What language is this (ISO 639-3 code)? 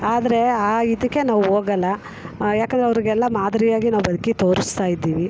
kan